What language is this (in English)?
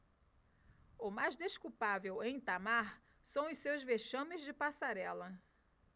Portuguese